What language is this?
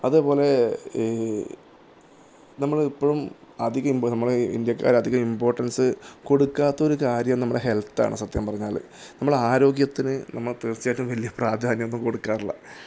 Malayalam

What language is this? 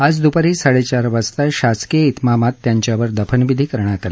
Marathi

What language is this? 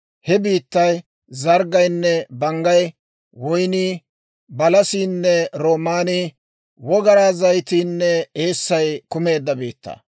Dawro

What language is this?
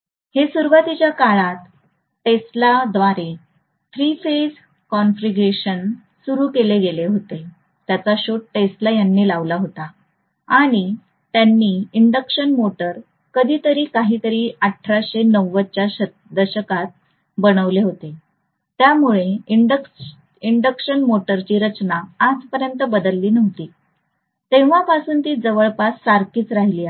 Marathi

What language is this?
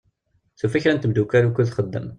Kabyle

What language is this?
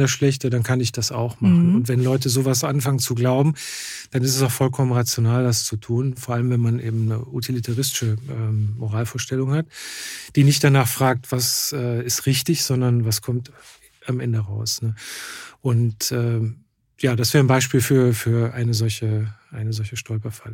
German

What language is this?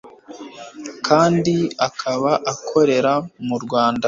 Kinyarwanda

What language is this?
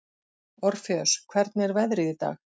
Icelandic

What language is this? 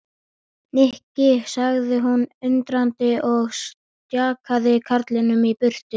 Icelandic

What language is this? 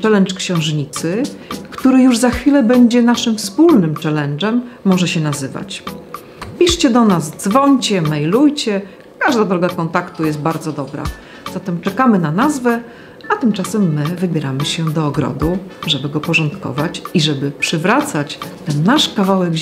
Polish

